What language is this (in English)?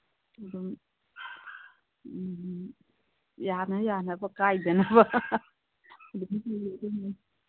Manipuri